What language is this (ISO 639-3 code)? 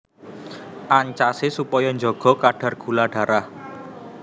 jav